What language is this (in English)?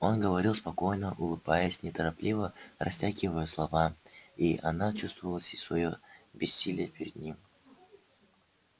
Russian